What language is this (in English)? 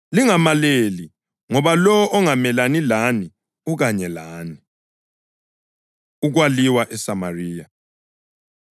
North Ndebele